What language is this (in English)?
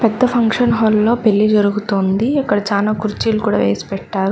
Telugu